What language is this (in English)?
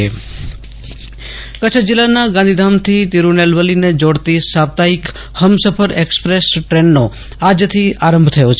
Gujarati